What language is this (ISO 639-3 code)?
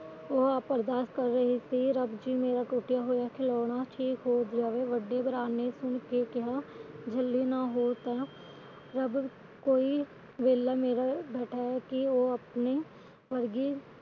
pan